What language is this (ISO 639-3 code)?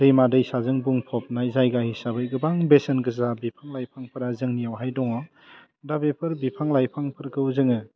brx